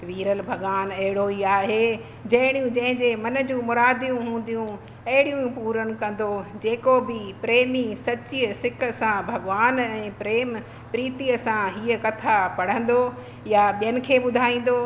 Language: Sindhi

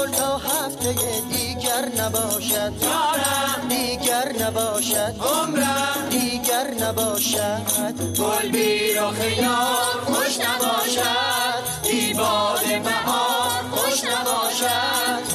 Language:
Persian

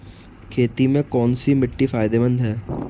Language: Hindi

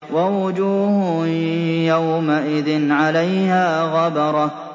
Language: Arabic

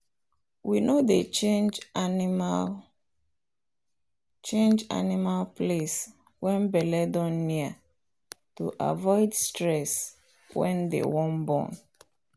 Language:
Nigerian Pidgin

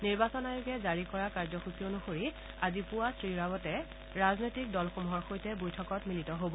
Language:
Assamese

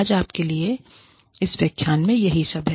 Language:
Hindi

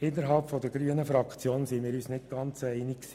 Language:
Swiss German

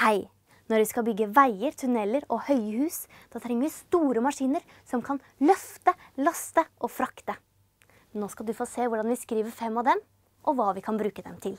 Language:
Norwegian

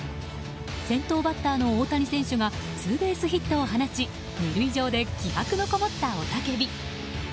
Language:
Japanese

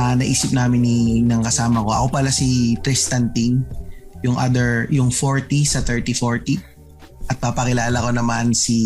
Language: Filipino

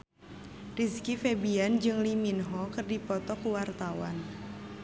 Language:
Sundanese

